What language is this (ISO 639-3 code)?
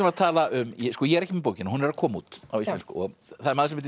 isl